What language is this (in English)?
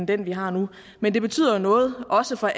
Danish